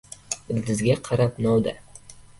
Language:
Uzbek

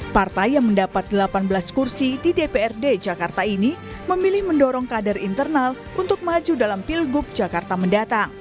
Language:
Indonesian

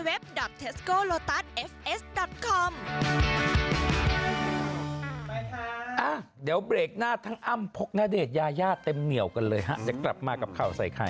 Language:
Thai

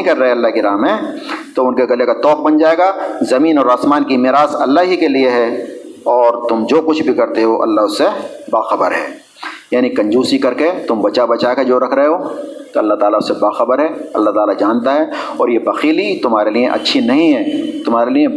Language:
Urdu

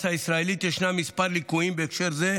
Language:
Hebrew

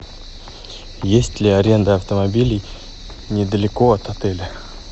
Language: Russian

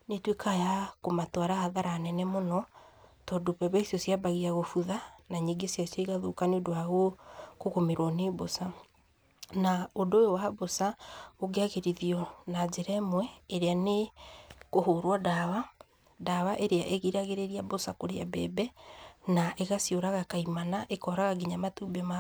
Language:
Kikuyu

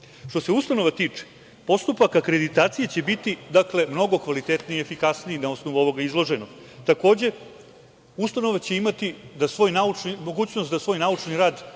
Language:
Serbian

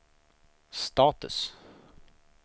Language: Swedish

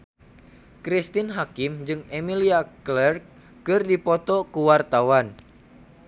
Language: Sundanese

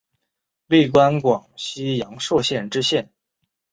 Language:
Chinese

